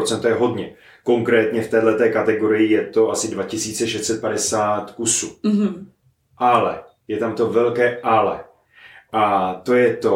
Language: Czech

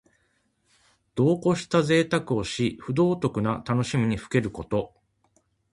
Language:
Japanese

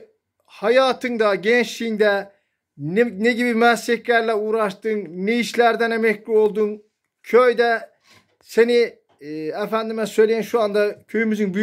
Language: Turkish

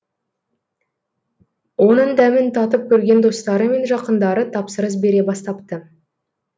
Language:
Kazakh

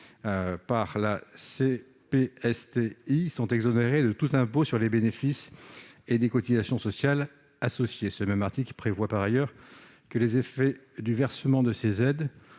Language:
French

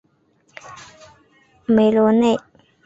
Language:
Chinese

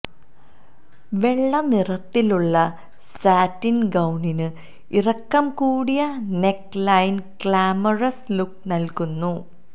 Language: Malayalam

